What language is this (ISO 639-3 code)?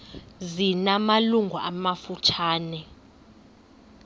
xho